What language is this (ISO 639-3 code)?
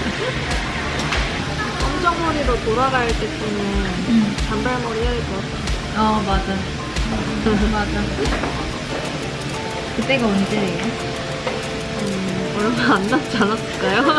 kor